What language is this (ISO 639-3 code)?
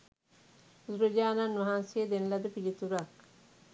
sin